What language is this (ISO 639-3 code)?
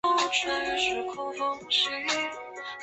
zho